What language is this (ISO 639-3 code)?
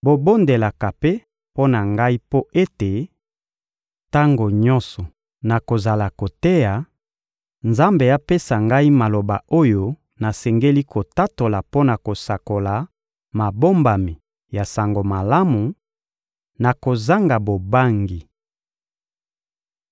lin